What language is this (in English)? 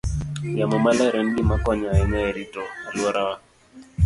Luo (Kenya and Tanzania)